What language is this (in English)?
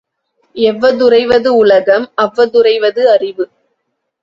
Tamil